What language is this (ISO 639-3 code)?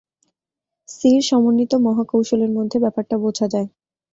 ben